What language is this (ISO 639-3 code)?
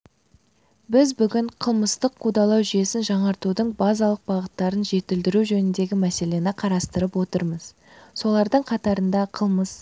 kaz